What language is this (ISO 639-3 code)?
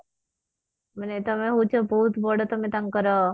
ori